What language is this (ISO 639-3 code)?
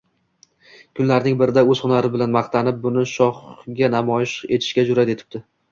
uzb